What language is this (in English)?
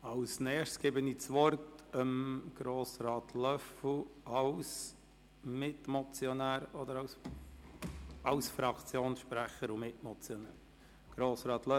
Swiss German